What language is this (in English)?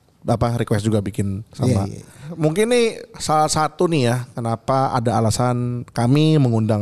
Indonesian